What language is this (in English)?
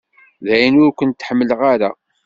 Kabyle